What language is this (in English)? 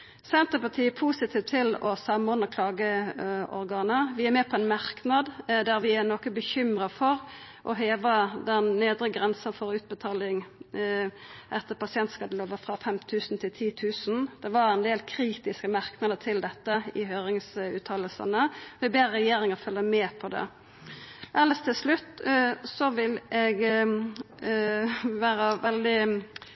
Norwegian Nynorsk